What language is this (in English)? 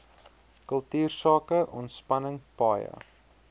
Afrikaans